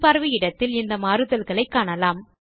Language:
Tamil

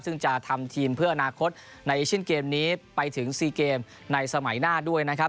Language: Thai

